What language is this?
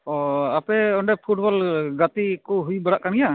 Santali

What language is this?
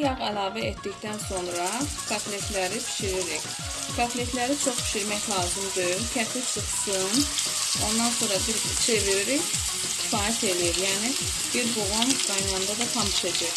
Turkish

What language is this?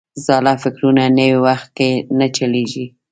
Pashto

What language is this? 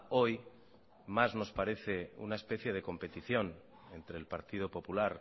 Spanish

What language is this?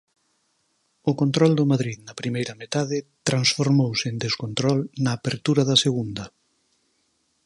Galician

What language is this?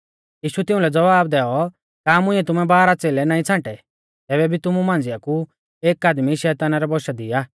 Mahasu Pahari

